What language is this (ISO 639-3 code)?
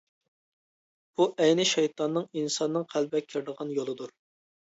uig